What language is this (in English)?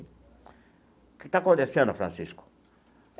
Portuguese